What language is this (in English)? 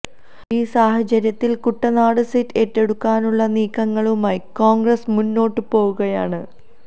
Malayalam